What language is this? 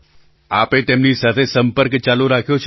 Gujarati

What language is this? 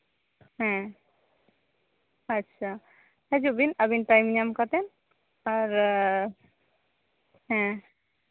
Santali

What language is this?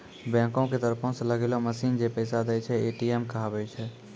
Maithili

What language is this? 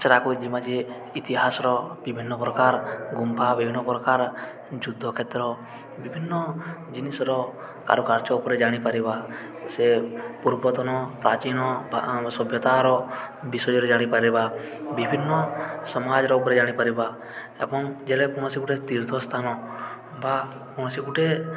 Odia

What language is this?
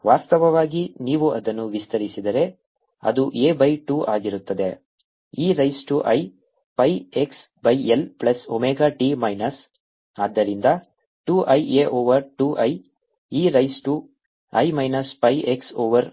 Kannada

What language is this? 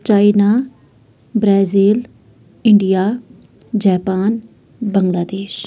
Kashmiri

